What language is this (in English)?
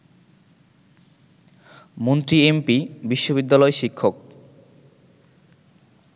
Bangla